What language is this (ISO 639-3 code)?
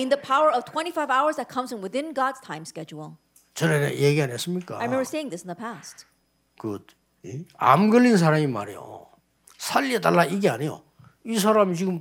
kor